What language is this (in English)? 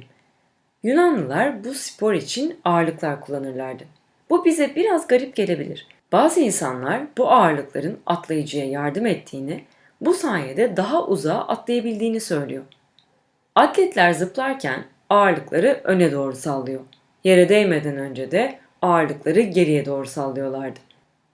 Turkish